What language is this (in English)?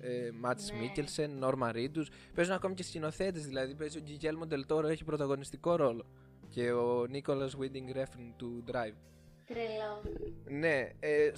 Greek